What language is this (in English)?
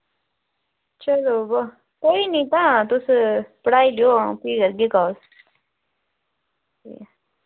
Dogri